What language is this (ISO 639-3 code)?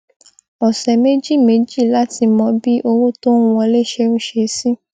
yor